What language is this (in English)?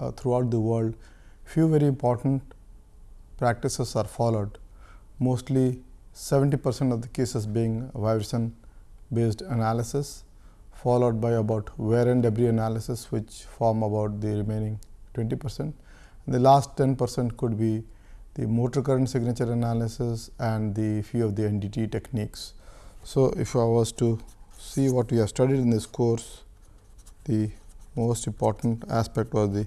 English